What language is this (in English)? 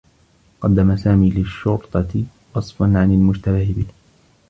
Arabic